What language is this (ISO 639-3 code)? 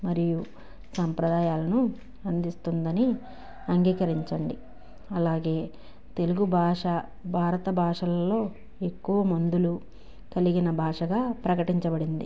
tel